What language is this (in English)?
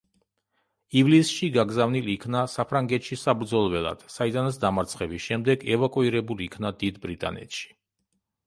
Georgian